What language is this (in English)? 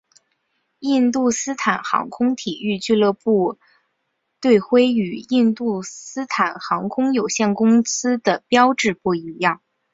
Chinese